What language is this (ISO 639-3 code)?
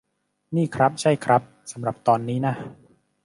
tha